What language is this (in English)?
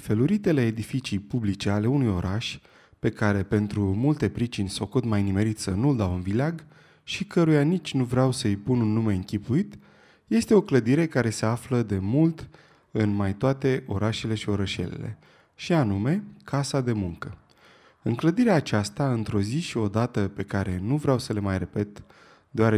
Romanian